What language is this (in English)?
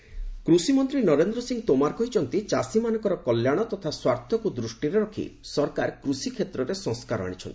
Odia